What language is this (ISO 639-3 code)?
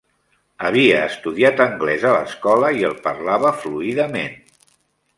cat